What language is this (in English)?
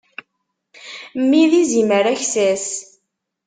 Kabyle